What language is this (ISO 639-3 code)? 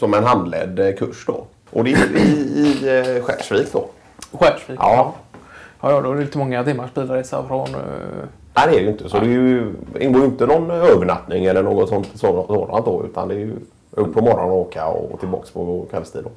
swe